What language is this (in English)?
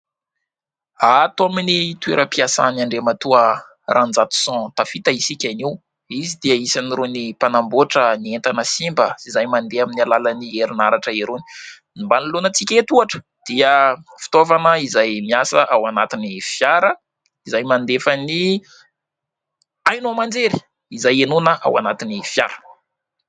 Malagasy